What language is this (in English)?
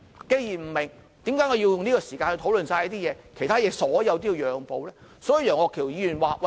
Cantonese